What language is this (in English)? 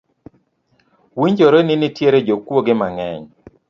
Luo (Kenya and Tanzania)